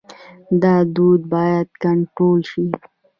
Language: Pashto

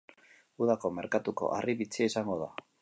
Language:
Basque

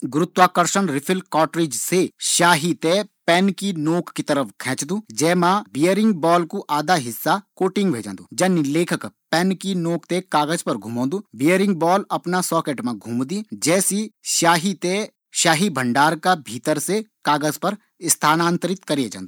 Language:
Garhwali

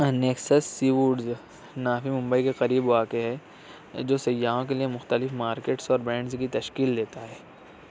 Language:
Urdu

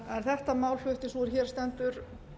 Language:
Icelandic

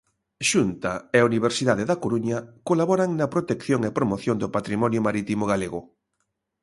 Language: Galician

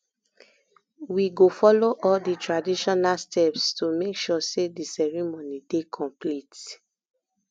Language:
Nigerian Pidgin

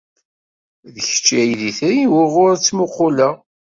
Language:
Kabyle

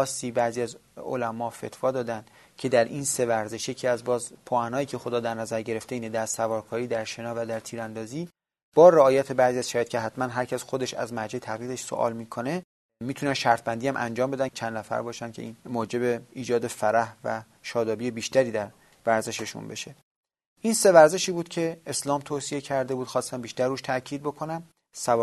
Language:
Persian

